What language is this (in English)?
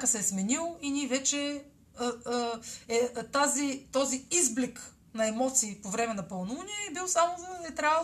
Bulgarian